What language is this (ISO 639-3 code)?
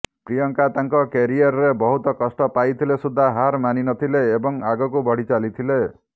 ori